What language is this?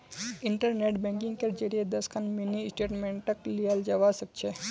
Magahi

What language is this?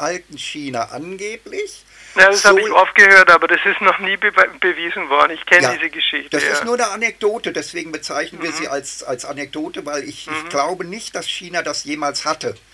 German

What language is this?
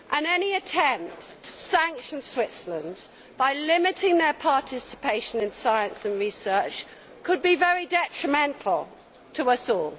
English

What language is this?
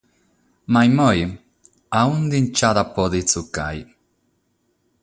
Sardinian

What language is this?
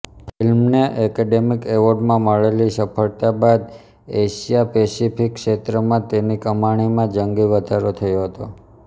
Gujarati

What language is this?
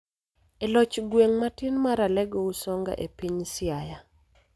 Luo (Kenya and Tanzania)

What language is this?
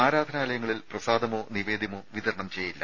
Malayalam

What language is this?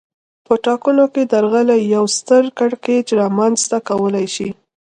Pashto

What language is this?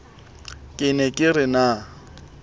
Southern Sotho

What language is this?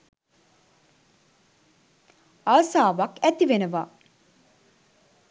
Sinhala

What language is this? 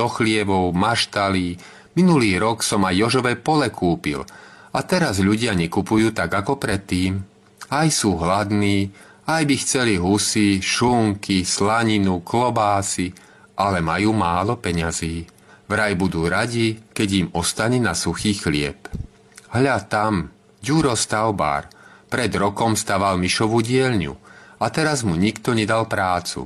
Czech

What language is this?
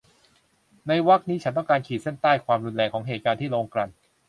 Thai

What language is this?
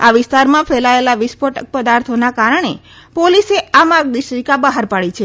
Gujarati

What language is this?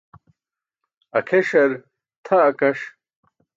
Burushaski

